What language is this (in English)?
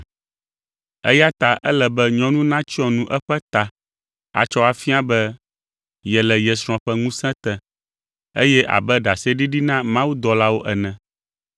Ewe